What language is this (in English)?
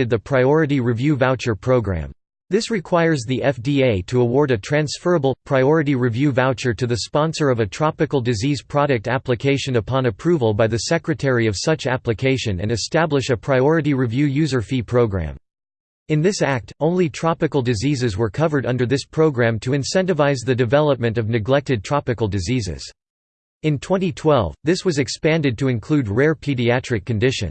English